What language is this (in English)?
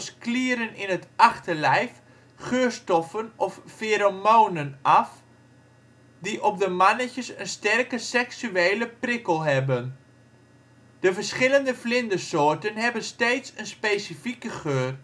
Dutch